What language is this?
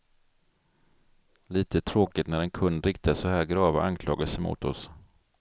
Swedish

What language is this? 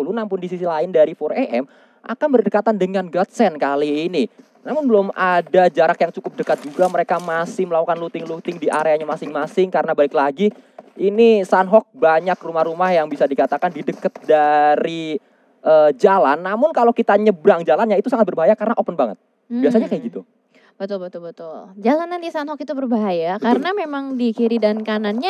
Indonesian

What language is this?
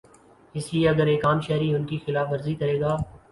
Urdu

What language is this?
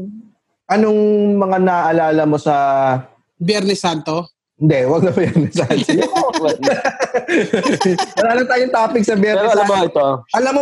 Filipino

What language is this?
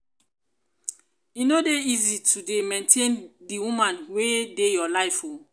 Nigerian Pidgin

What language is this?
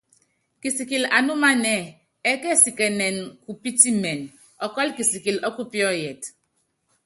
Yangben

